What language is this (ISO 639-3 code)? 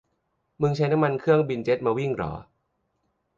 tha